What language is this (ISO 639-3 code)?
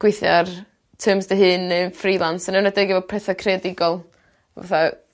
cym